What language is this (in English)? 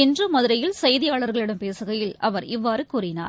Tamil